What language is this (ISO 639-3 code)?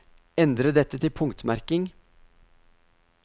nor